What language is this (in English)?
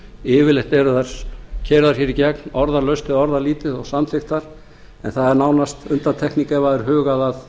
Icelandic